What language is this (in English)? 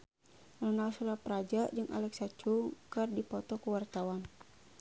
Sundanese